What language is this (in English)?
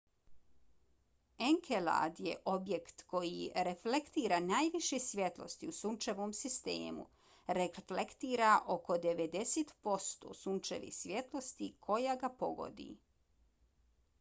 Bosnian